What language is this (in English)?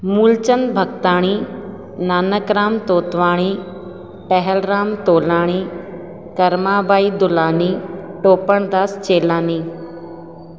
Sindhi